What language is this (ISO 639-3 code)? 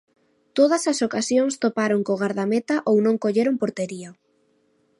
glg